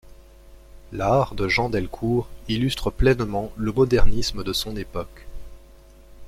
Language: French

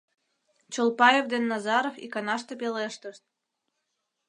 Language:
Mari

